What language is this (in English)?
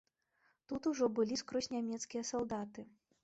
Belarusian